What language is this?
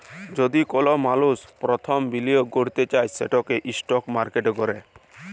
Bangla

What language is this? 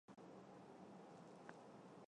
Chinese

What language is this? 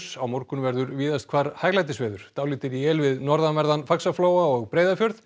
Icelandic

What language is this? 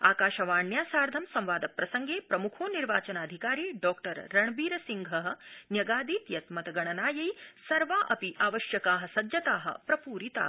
Sanskrit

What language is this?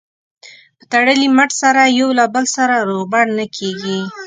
Pashto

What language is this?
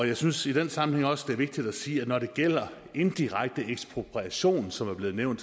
Danish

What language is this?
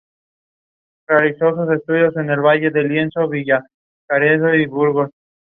Spanish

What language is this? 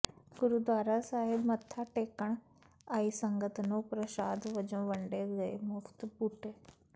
Punjabi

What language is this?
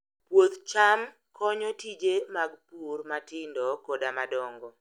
Luo (Kenya and Tanzania)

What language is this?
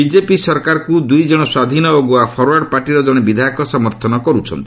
Odia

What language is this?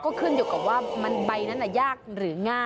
Thai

